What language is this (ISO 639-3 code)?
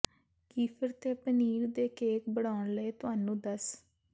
pan